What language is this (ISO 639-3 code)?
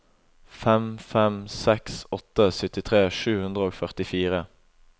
nor